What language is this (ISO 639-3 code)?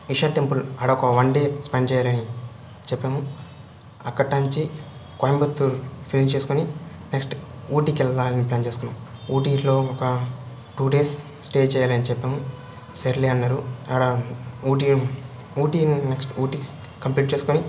tel